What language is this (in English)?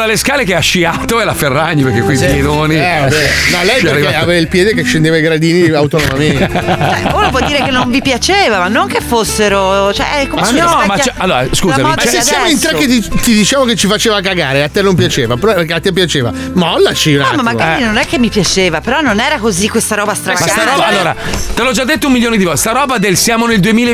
Italian